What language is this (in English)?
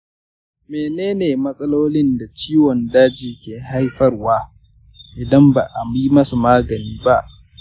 Hausa